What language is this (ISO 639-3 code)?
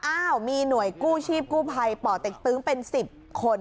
tha